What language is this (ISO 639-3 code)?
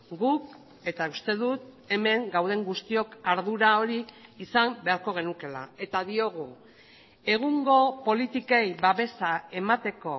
eus